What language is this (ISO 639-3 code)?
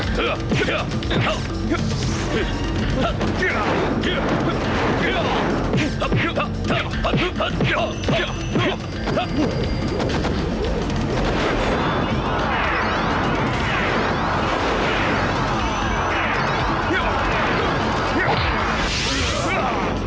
ind